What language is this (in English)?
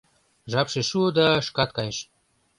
Mari